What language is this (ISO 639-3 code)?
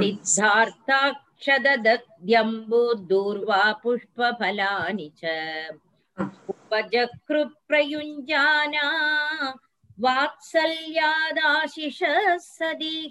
tam